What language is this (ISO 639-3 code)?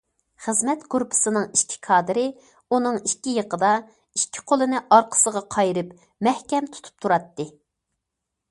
uig